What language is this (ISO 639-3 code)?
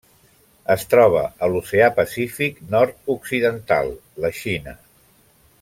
cat